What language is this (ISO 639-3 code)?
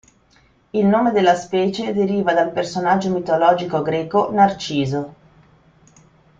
ita